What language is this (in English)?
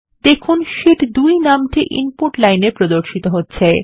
Bangla